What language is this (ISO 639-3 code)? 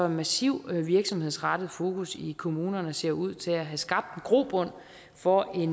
dan